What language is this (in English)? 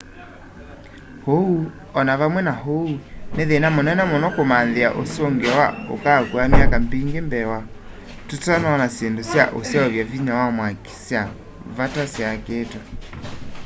Kamba